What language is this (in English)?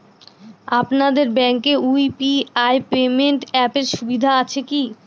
Bangla